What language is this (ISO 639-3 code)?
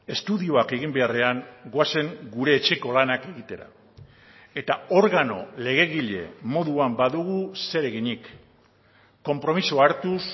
eus